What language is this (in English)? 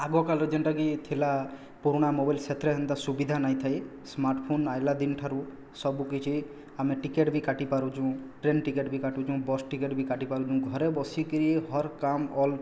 Odia